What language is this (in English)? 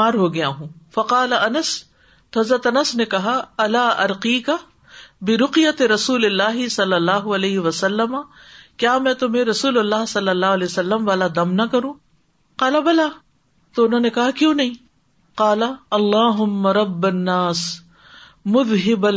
Urdu